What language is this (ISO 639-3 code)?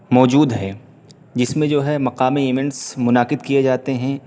urd